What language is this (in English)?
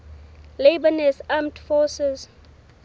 Southern Sotho